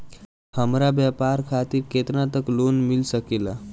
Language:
Bhojpuri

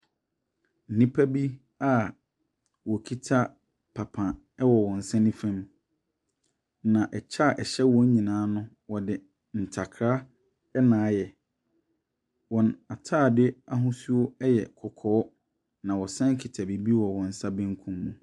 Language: Akan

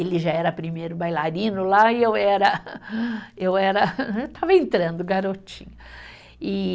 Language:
Portuguese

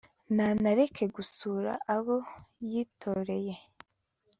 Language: Kinyarwanda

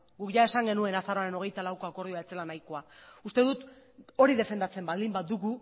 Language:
Basque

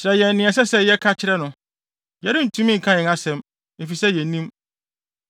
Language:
Akan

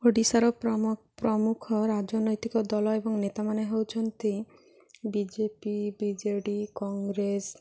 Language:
Odia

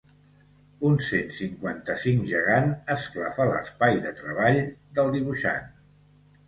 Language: Catalan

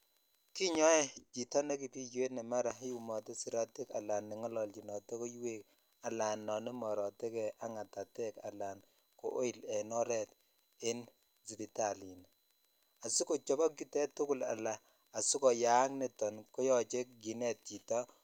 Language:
Kalenjin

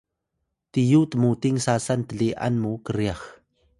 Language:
Atayal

